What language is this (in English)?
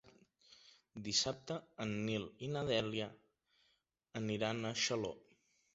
Catalan